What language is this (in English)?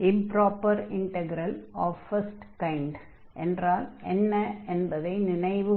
Tamil